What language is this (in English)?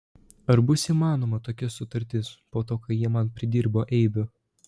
Lithuanian